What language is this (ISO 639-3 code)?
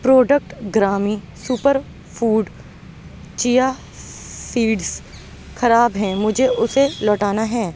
urd